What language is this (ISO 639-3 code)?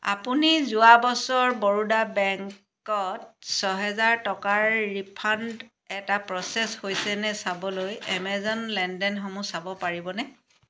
asm